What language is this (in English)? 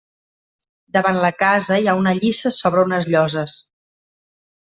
Catalan